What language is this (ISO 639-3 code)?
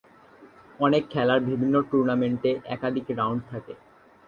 ben